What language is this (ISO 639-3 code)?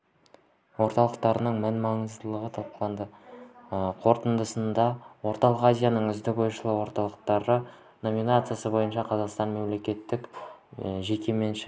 kaz